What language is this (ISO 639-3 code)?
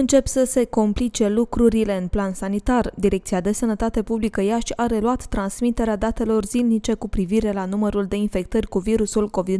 ron